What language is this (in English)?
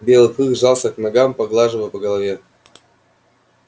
Russian